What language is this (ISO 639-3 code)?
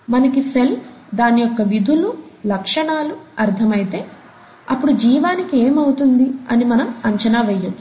tel